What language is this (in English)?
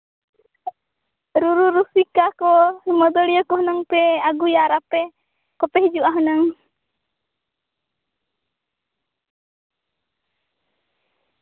Santali